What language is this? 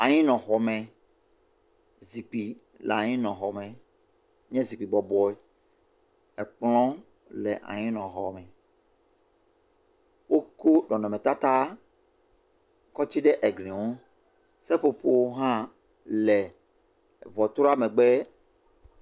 Ewe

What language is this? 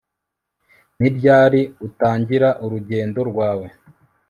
Kinyarwanda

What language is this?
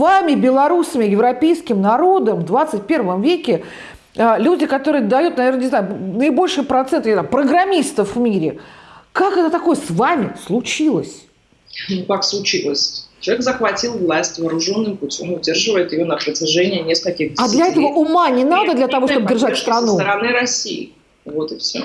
Russian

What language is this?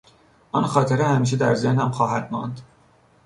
Persian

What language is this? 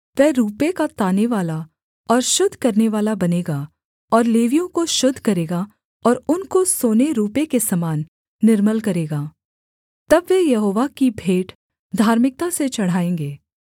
Hindi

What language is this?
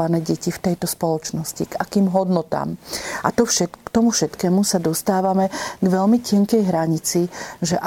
Slovak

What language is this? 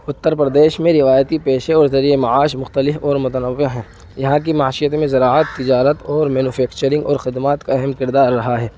Urdu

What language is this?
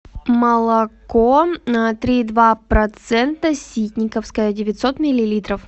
Russian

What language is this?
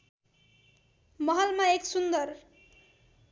Nepali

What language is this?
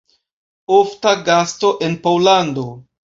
Esperanto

